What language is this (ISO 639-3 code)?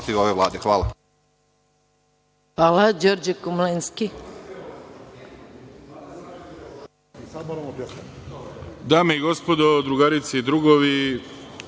srp